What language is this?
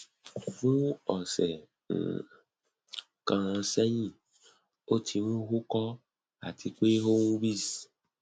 Yoruba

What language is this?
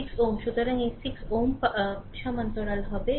Bangla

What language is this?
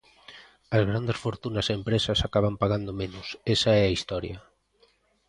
Galician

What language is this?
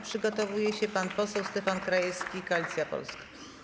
Polish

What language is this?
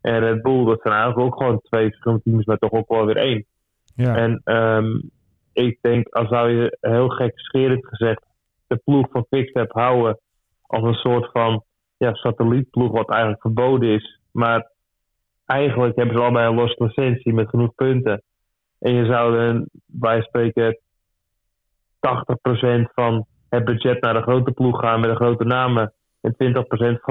Dutch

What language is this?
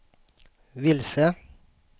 Swedish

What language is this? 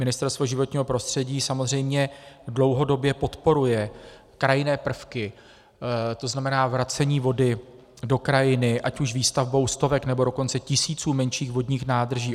Czech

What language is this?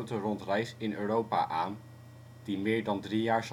Dutch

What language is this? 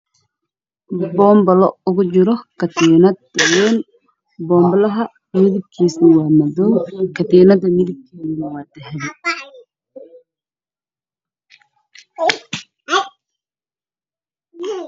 Somali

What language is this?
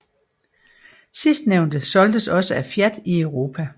Danish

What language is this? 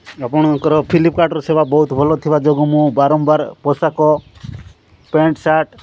Odia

